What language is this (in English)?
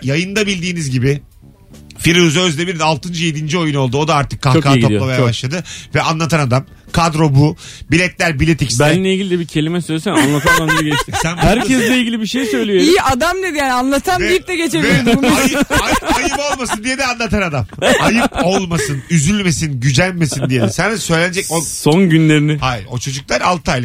Turkish